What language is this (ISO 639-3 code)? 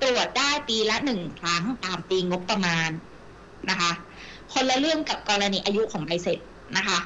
tha